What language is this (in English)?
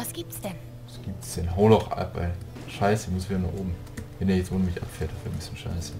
German